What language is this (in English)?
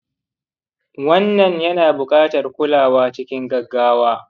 Hausa